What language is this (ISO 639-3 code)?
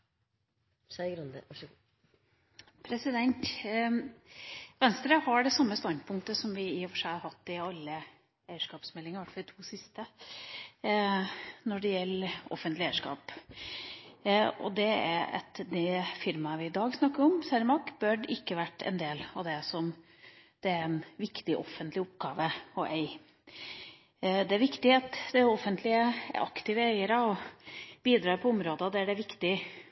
nob